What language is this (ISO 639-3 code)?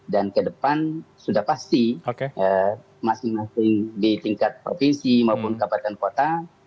ind